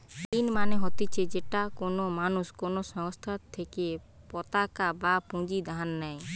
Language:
Bangla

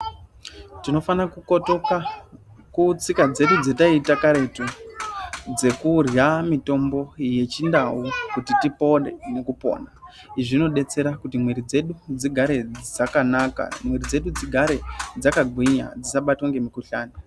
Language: Ndau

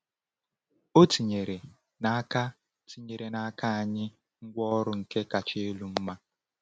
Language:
Igbo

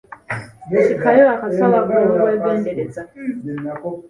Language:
Ganda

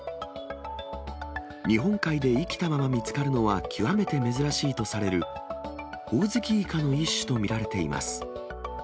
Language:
Japanese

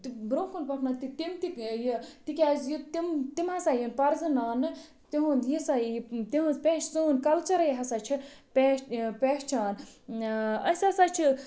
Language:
Kashmiri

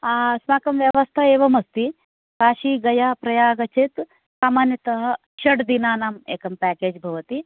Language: Sanskrit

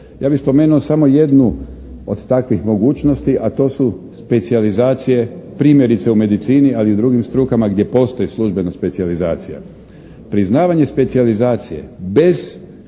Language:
Croatian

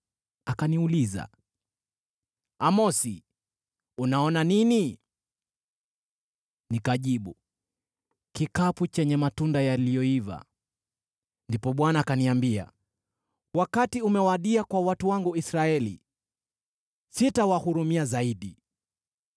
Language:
Swahili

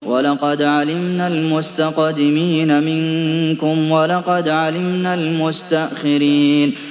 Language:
Arabic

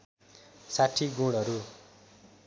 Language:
Nepali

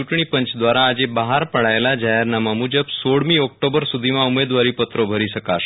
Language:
Gujarati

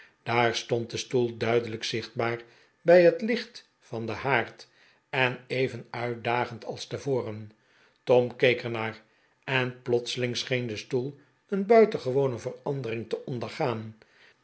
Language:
Dutch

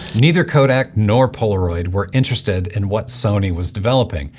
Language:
English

